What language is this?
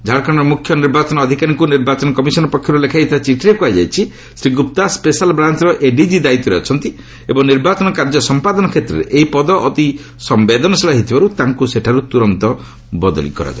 Odia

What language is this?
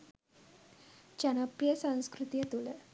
Sinhala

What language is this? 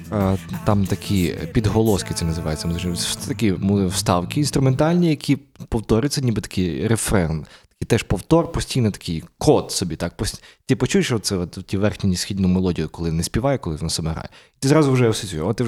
Ukrainian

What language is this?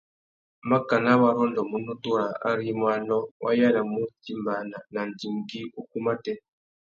Tuki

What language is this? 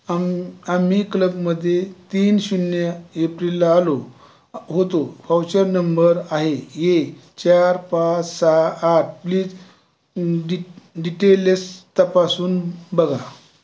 Marathi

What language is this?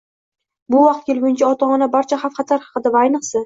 Uzbek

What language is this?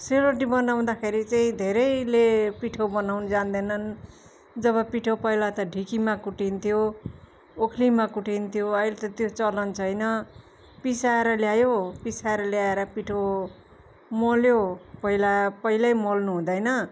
Nepali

